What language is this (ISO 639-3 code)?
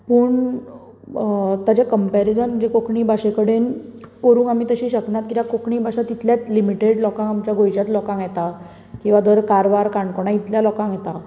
kok